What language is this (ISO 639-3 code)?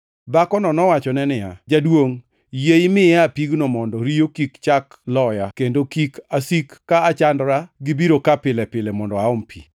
luo